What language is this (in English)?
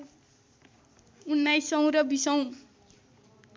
Nepali